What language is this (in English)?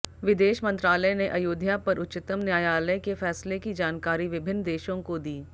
Hindi